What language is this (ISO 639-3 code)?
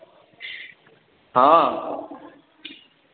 mai